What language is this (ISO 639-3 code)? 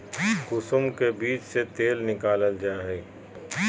mag